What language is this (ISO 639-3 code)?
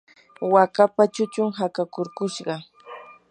qur